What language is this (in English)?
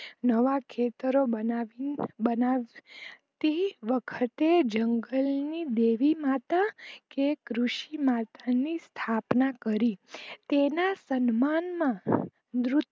Gujarati